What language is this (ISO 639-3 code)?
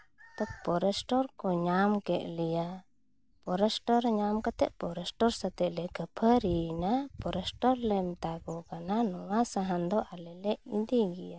sat